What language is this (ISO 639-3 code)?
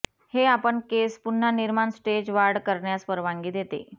mar